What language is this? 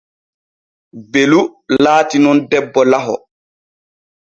Borgu Fulfulde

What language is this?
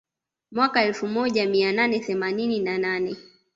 Swahili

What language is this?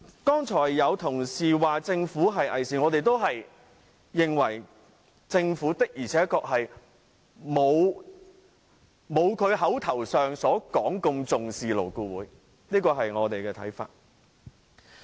Cantonese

